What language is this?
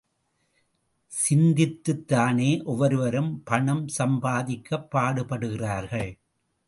Tamil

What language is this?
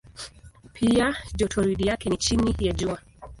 Swahili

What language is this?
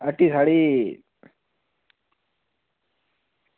Dogri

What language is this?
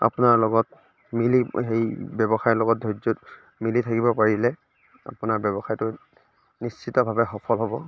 Assamese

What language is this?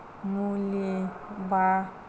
Bodo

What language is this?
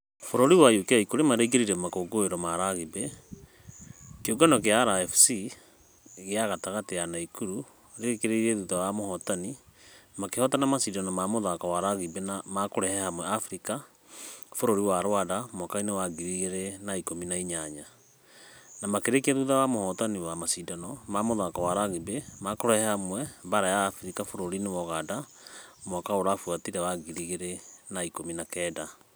Kikuyu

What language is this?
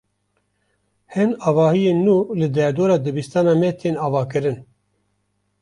Kurdish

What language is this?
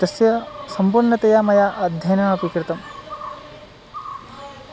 Sanskrit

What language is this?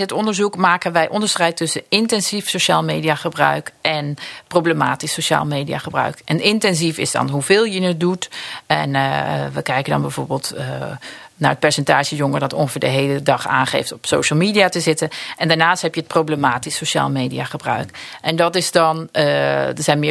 Dutch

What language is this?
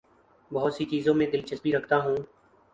Urdu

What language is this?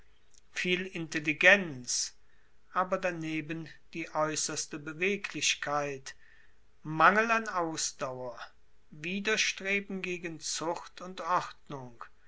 German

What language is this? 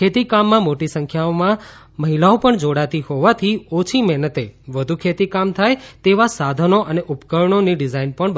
Gujarati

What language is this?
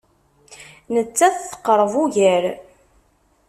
Kabyle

